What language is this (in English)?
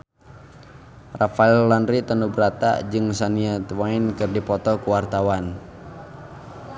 Sundanese